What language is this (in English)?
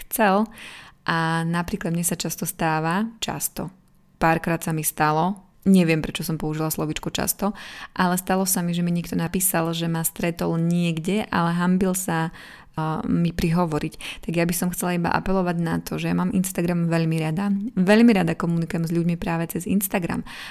Slovak